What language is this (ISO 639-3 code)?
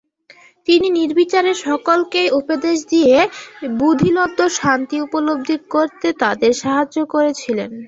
ben